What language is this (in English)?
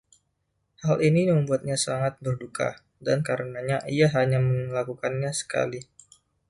Indonesian